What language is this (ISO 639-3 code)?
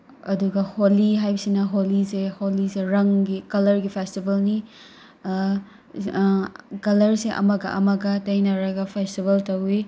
mni